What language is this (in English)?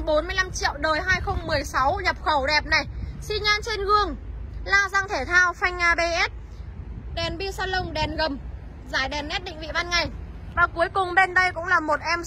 Vietnamese